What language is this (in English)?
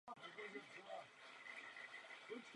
Czech